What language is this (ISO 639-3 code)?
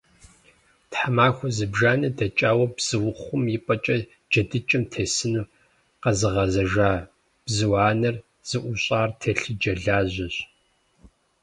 kbd